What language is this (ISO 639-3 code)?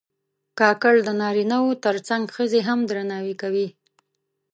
pus